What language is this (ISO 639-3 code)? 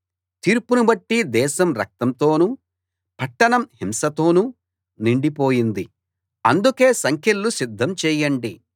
tel